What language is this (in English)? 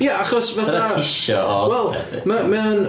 Welsh